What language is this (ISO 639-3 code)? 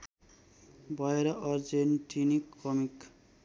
nep